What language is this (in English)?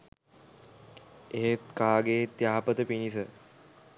Sinhala